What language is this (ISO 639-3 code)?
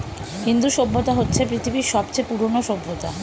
ben